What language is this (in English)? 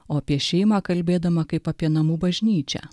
Lithuanian